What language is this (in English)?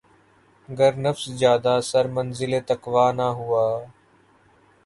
Urdu